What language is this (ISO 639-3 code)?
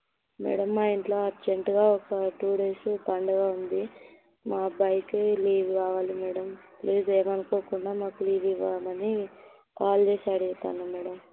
tel